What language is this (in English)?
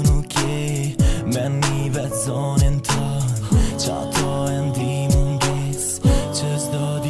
Romanian